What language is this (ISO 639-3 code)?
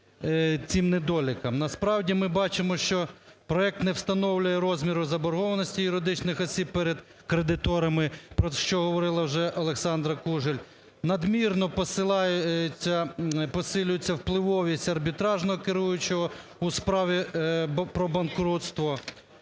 ukr